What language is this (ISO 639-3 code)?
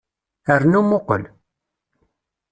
kab